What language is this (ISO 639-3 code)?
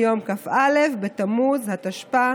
heb